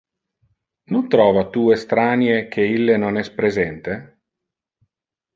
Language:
Interlingua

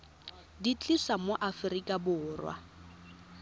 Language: Tswana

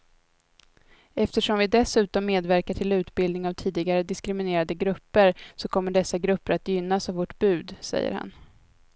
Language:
Swedish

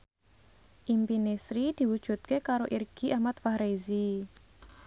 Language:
Javanese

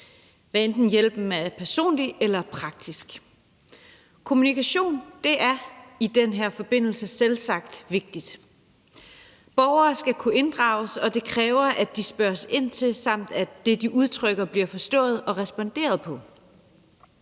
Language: Danish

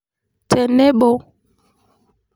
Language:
Masai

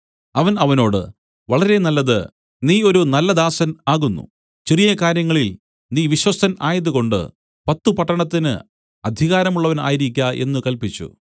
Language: Malayalam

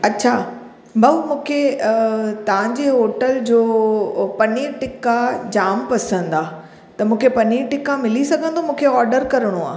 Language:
Sindhi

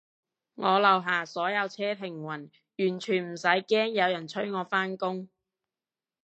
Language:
Cantonese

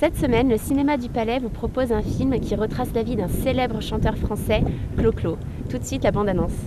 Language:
French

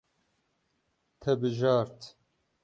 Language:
Kurdish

